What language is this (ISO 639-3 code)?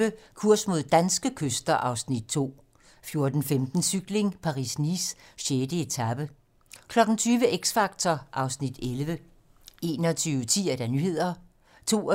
dan